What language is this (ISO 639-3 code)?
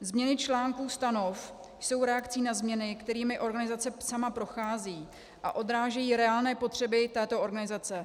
ces